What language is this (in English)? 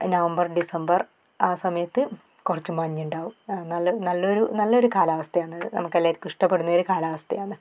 Malayalam